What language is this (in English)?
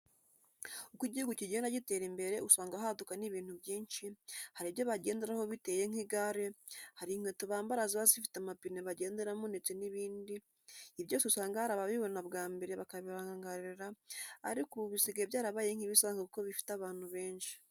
Kinyarwanda